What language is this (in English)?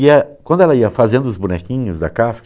Portuguese